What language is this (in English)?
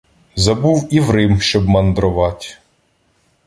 Ukrainian